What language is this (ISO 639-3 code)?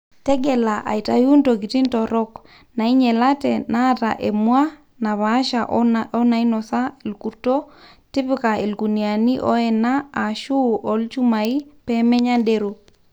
mas